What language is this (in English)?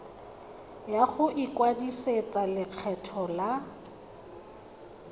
Tswana